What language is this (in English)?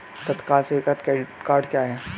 Hindi